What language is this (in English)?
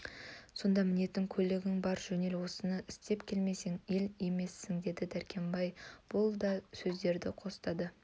Kazakh